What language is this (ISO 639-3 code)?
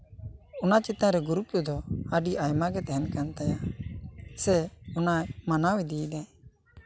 sat